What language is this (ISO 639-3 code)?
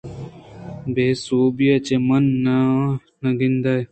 bgp